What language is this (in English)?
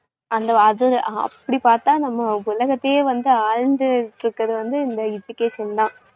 Tamil